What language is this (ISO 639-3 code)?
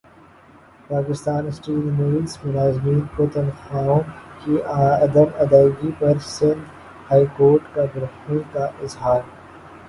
urd